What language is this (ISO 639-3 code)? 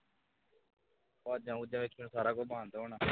pan